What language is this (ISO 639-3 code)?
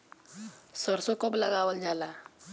bho